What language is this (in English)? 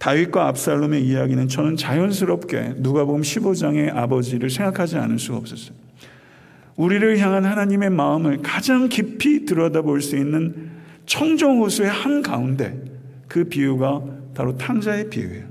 Korean